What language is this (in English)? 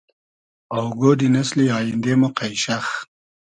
Hazaragi